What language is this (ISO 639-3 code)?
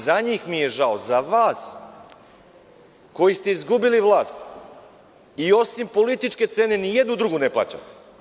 srp